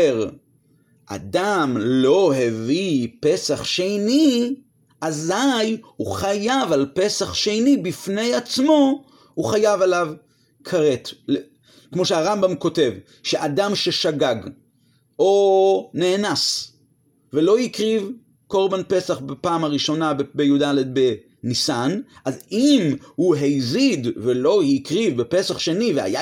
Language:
Hebrew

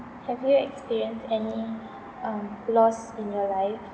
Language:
English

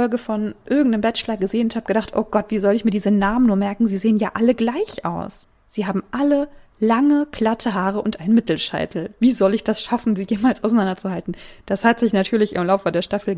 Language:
German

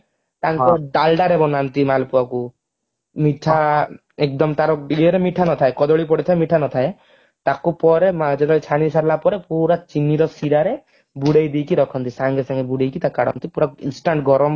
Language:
Odia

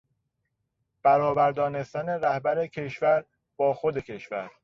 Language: Persian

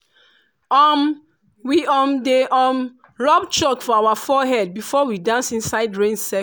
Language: Nigerian Pidgin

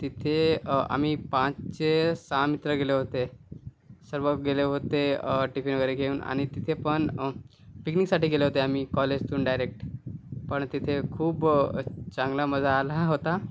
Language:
Marathi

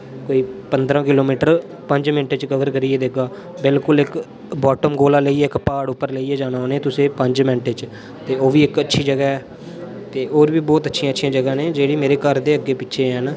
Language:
Dogri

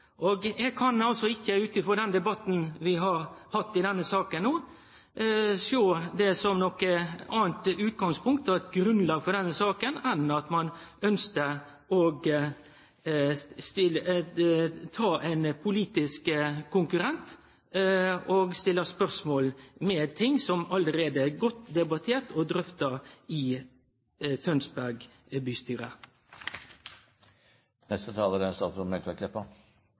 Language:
Norwegian Nynorsk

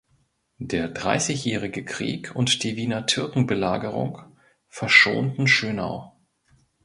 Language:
German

